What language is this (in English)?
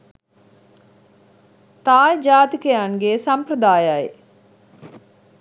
Sinhala